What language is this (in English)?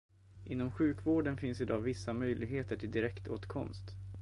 Swedish